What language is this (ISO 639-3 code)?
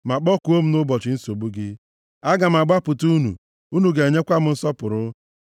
ibo